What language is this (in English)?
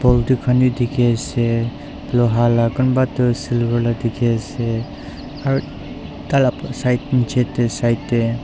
Naga Pidgin